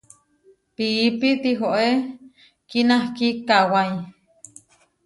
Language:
Huarijio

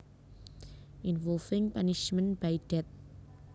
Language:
Javanese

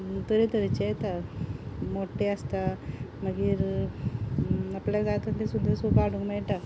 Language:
Konkani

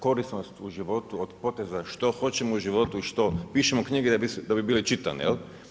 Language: Croatian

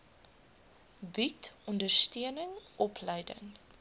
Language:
Afrikaans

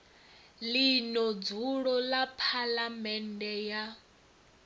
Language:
Venda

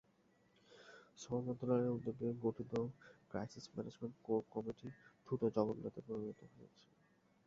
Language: Bangla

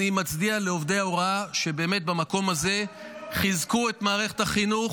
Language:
Hebrew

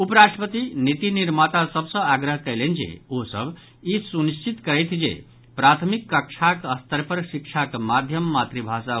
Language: Maithili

